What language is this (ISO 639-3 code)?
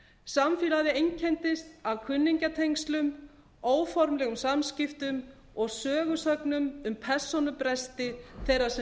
isl